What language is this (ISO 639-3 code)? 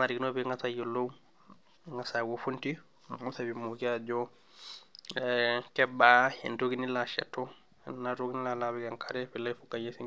mas